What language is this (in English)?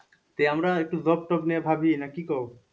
Bangla